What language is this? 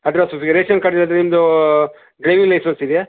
Kannada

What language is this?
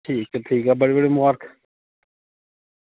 Dogri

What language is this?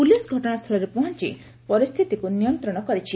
Odia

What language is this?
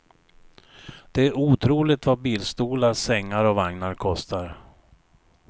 Swedish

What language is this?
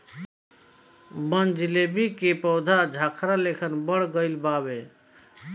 Bhojpuri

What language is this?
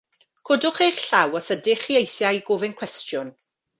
Welsh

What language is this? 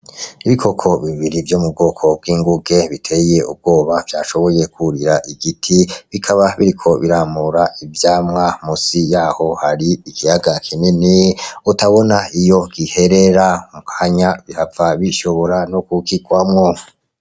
Rundi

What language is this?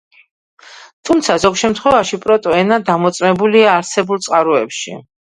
Georgian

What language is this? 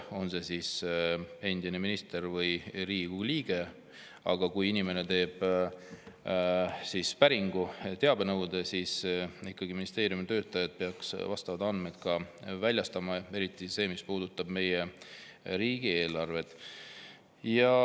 Estonian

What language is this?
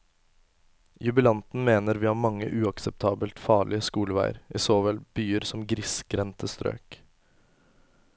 Norwegian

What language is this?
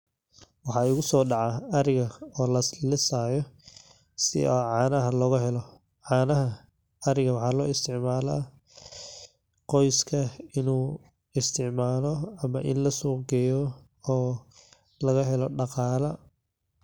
Somali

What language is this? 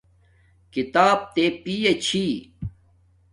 Domaaki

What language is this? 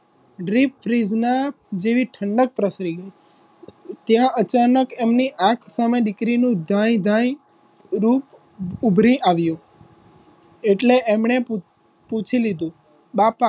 Gujarati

